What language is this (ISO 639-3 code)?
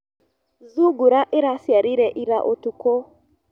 kik